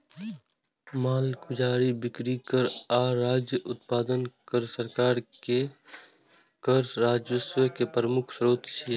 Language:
Maithili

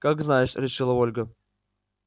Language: Russian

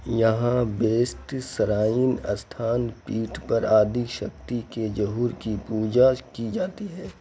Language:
Urdu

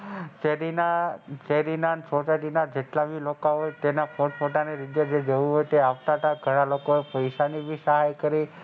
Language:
Gujarati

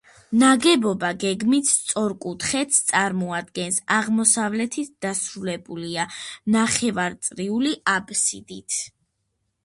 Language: Georgian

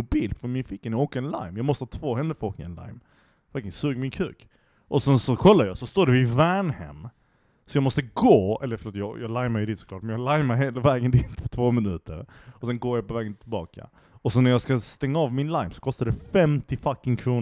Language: Swedish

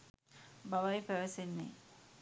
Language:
Sinhala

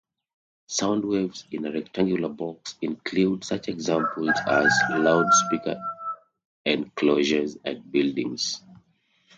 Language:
English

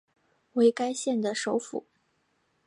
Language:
Chinese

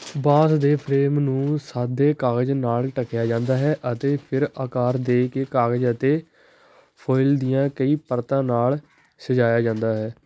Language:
Punjabi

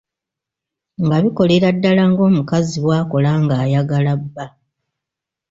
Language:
Ganda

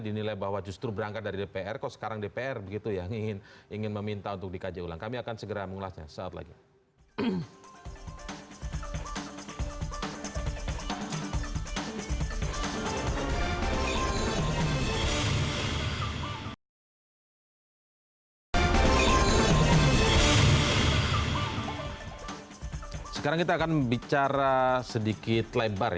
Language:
Indonesian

